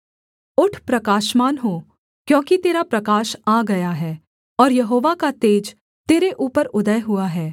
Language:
Hindi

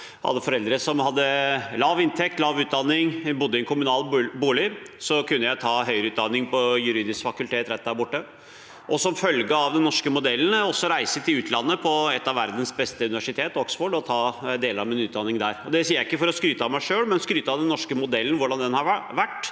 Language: Norwegian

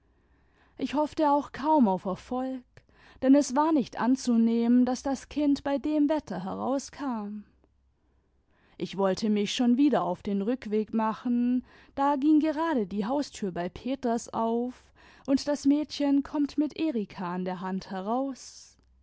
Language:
German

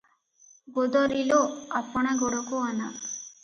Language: Odia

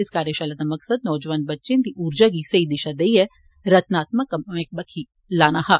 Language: Dogri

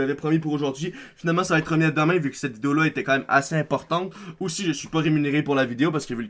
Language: French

